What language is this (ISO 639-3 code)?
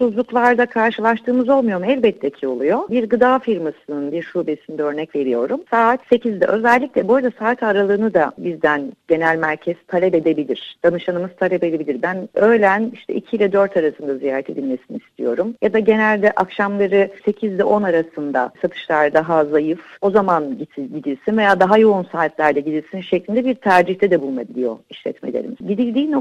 tur